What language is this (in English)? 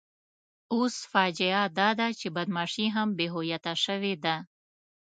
Pashto